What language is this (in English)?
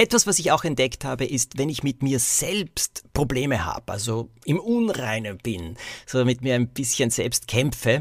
German